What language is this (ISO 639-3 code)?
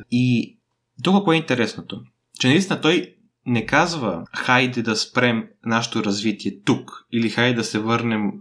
bul